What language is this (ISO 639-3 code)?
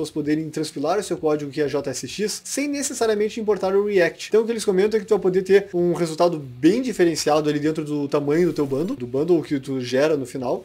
por